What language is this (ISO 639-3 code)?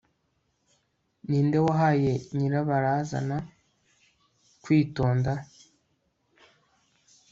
kin